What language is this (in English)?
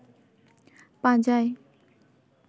Santali